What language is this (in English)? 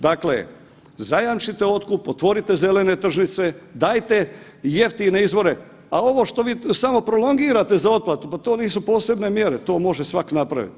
Croatian